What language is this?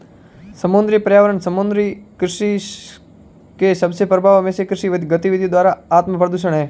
Hindi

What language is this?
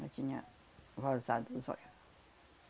Portuguese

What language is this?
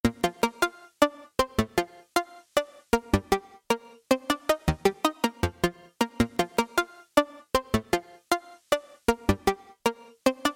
English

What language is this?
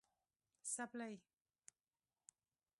Pashto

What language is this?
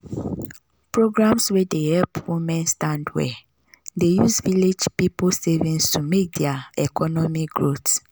Nigerian Pidgin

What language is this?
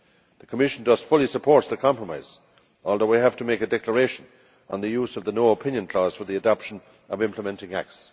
English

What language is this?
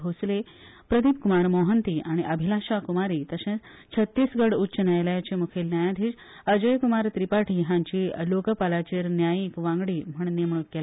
Konkani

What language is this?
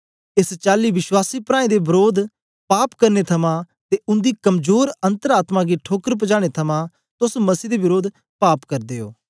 Dogri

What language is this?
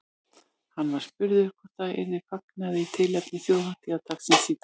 Icelandic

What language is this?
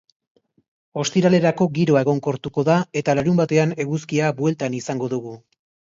Basque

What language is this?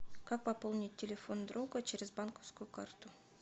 Russian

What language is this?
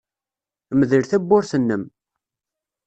Kabyle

